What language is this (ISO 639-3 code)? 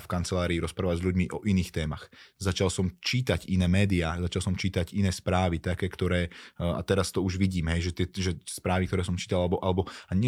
slk